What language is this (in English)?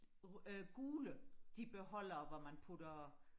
Danish